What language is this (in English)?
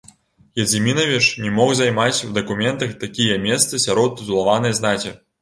Belarusian